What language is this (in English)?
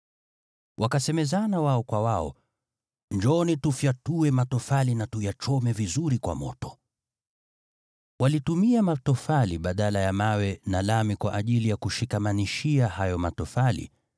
Swahili